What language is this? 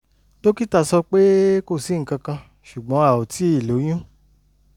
Yoruba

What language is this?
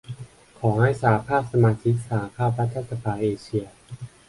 Thai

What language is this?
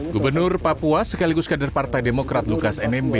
Indonesian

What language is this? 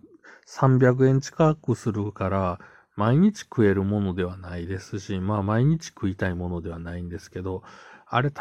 Japanese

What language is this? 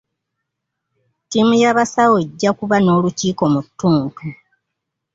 Ganda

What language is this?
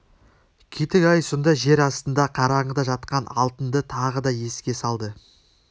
Kazakh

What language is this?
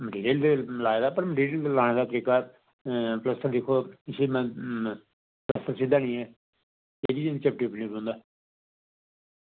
Dogri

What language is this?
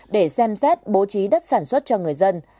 Vietnamese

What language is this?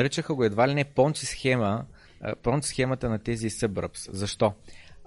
Bulgarian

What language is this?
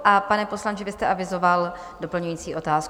Czech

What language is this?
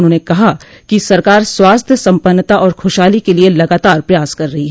Hindi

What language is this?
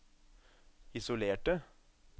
Norwegian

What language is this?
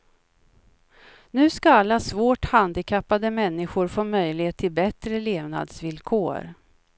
Swedish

